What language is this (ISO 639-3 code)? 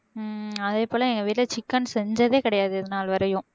tam